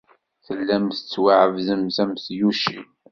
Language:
Kabyle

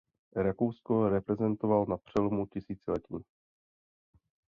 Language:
Czech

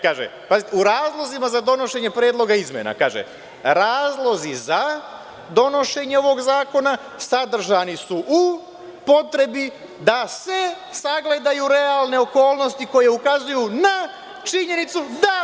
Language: Serbian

